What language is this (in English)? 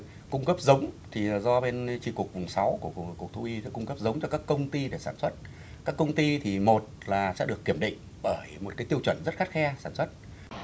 Vietnamese